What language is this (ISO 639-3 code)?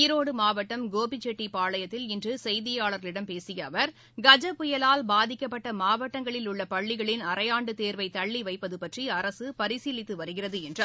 tam